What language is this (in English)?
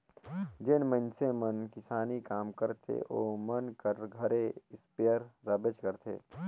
Chhattisgarhi